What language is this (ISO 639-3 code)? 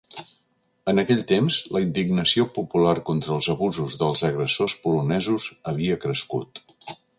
cat